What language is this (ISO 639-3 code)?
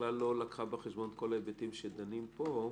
heb